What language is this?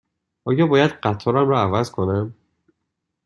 Persian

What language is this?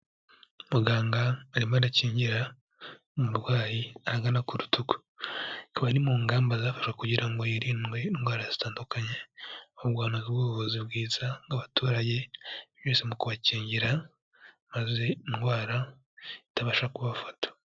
Kinyarwanda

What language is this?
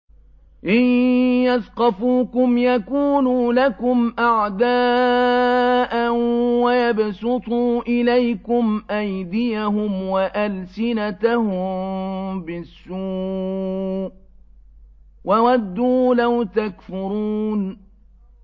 Arabic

